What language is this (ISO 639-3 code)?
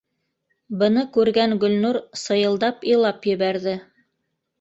bak